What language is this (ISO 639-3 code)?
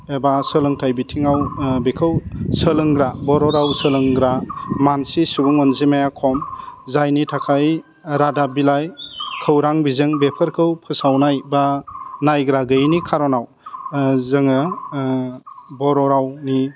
brx